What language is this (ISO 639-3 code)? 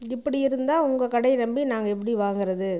tam